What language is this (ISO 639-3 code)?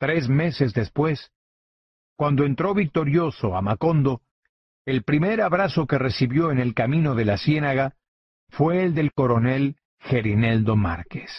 spa